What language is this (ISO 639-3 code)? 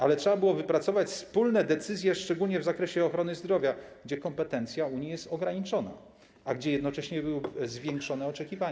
pol